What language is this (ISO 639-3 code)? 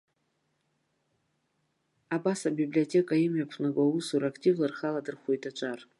abk